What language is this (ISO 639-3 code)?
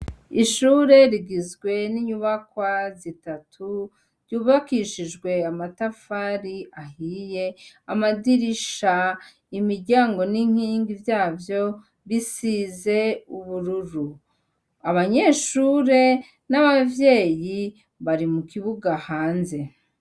run